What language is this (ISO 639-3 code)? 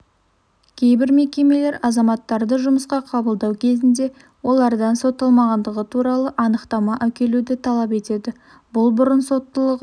kaz